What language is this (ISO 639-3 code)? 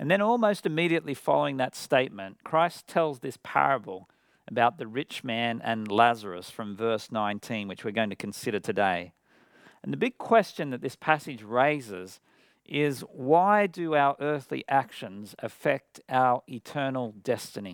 eng